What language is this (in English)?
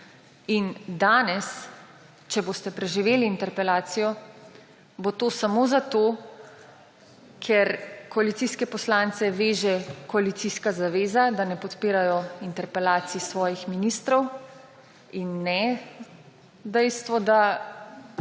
Slovenian